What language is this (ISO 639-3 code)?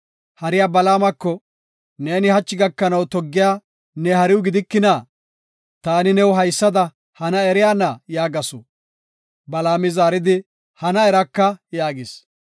gof